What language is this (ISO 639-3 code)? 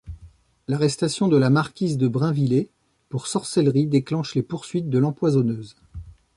fra